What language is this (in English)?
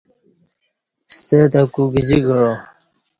Kati